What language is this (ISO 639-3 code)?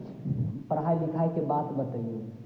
mai